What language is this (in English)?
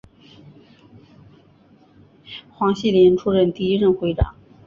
Chinese